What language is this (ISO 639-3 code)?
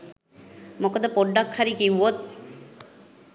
sin